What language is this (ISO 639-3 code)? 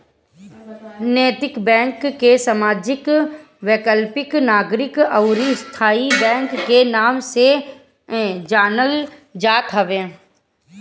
bho